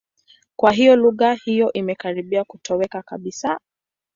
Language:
Swahili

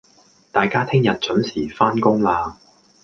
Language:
Cantonese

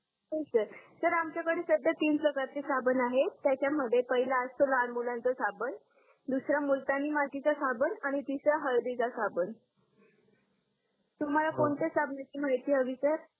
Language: Marathi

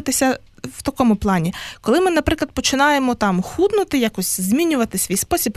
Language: Ukrainian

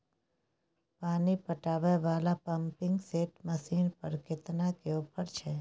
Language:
Maithili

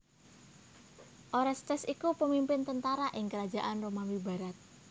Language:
Javanese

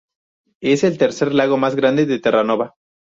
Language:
Spanish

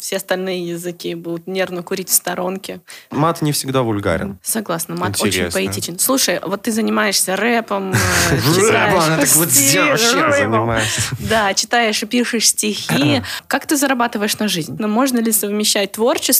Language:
Russian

